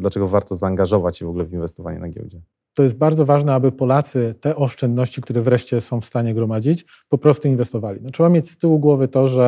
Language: Polish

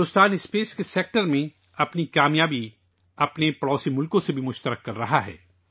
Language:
Urdu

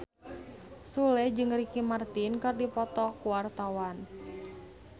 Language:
Sundanese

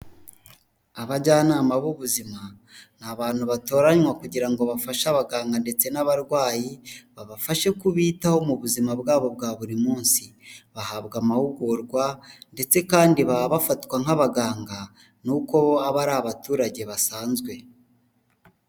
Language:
Kinyarwanda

